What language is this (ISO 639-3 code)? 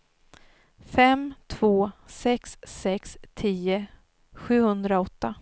swe